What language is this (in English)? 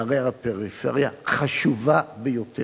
Hebrew